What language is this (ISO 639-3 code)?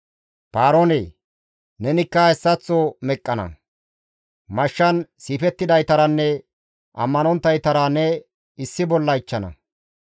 gmv